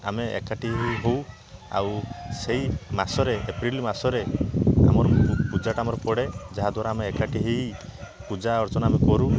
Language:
Odia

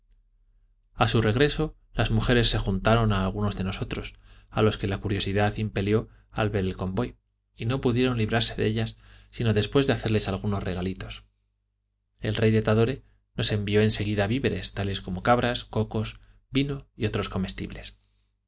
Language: Spanish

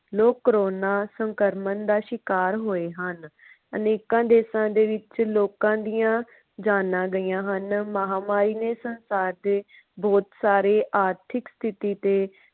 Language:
Punjabi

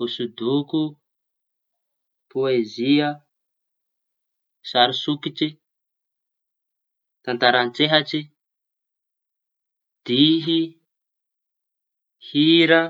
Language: Tanosy Malagasy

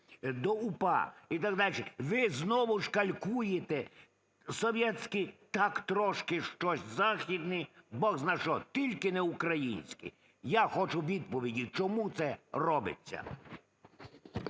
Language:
Ukrainian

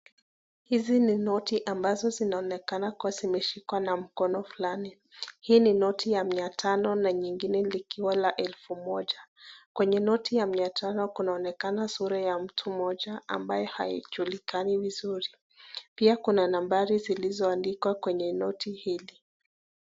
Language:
Swahili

